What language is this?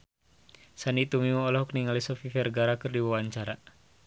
Sundanese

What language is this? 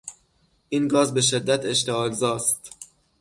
Persian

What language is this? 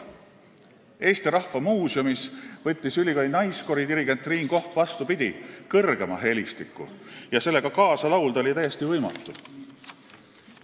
Estonian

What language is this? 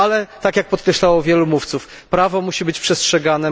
Polish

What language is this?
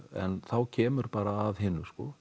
Icelandic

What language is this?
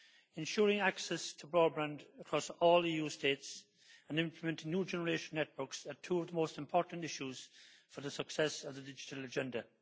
English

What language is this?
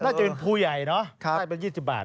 Thai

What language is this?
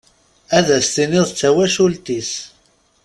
Kabyle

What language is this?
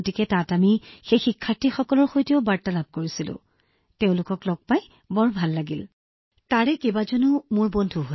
Assamese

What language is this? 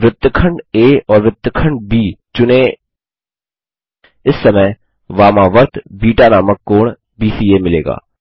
Hindi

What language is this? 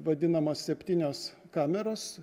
Lithuanian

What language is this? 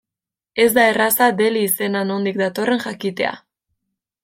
Basque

